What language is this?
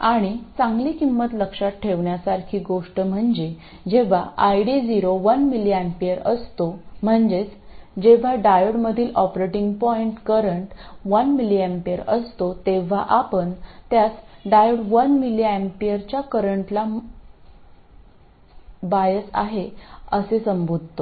Marathi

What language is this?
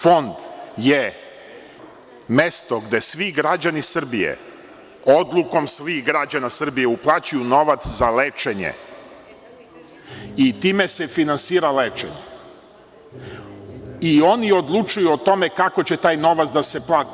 Serbian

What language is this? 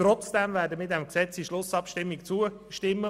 Swiss German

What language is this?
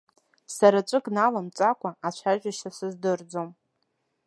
Abkhazian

